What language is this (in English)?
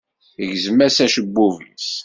Kabyle